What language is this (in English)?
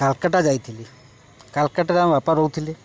Odia